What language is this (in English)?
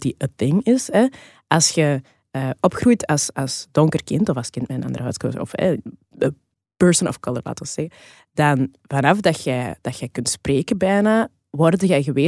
Dutch